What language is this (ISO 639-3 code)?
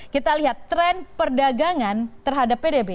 ind